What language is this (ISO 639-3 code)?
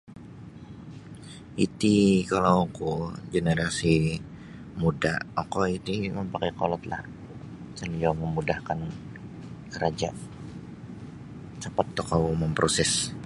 bsy